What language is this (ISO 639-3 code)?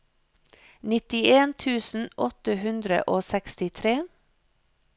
nor